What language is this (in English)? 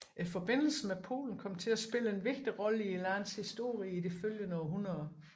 Danish